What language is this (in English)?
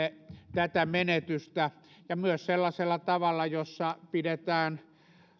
Finnish